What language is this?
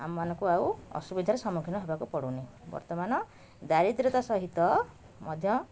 Odia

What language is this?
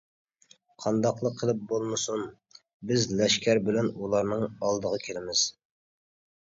Uyghur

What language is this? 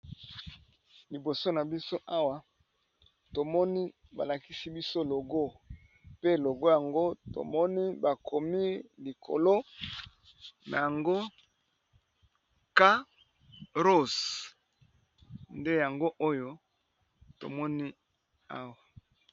Lingala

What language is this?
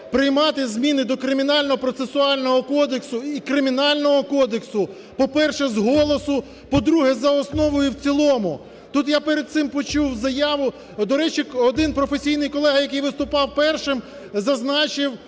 Ukrainian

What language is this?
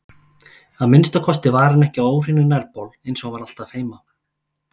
Icelandic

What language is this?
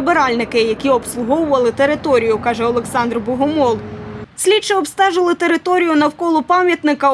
Ukrainian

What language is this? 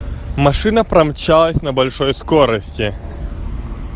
Russian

